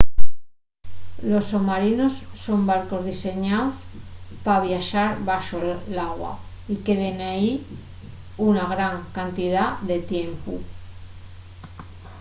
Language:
Asturian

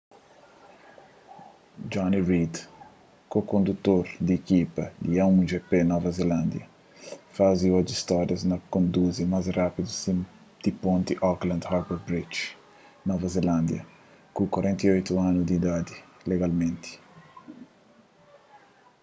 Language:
Kabuverdianu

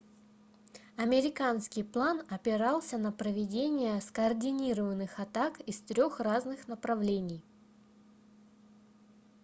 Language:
Russian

